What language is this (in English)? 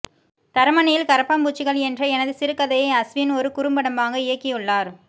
Tamil